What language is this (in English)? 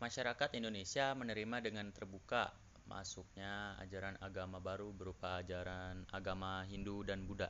Indonesian